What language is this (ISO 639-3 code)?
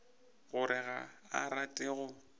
nso